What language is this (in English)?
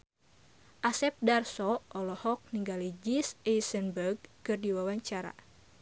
Sundanese